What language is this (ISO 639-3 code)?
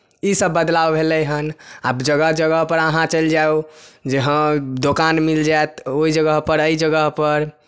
mai